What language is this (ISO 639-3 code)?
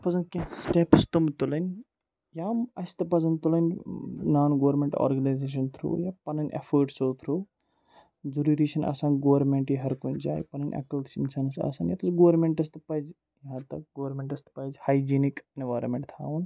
kas